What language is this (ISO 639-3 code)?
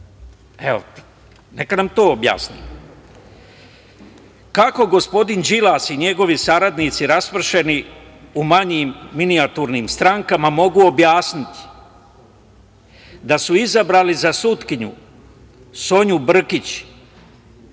srp